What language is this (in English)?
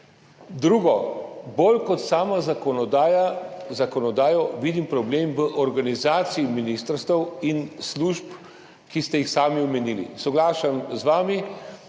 Slovenian